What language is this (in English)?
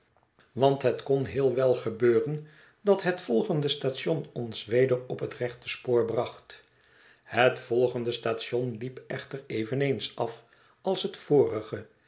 Dutch